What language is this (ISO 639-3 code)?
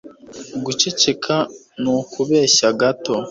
kin